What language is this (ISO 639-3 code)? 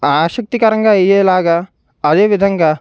tel